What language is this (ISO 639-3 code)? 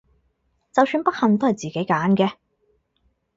yue